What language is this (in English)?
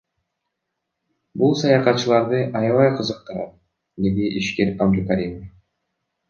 Kyrgyz